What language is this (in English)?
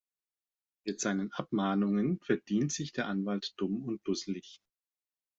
German